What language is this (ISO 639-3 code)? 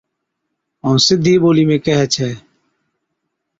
odk